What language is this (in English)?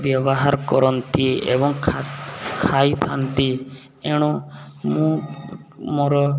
Odia